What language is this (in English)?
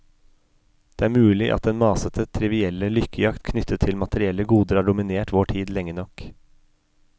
Norwegian